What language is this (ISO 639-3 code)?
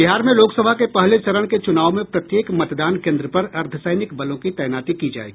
hin